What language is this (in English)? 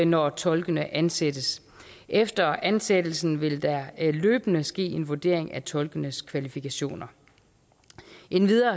Danish